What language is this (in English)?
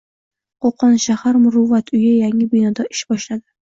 Uzbek